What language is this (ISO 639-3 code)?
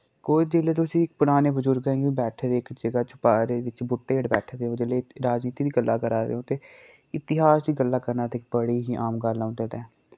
doi